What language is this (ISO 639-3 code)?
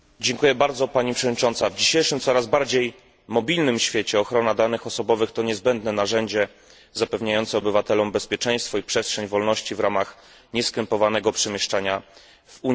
pol